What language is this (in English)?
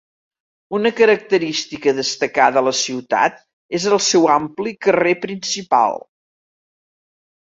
Catalan